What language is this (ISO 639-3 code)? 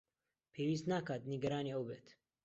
ckb